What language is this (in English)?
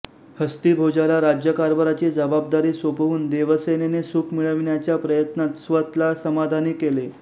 Marathi